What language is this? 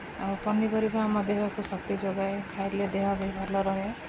Odia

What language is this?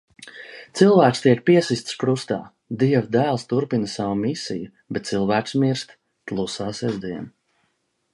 Latvian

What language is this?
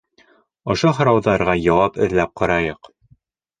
Bashkir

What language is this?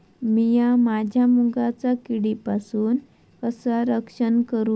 Marathi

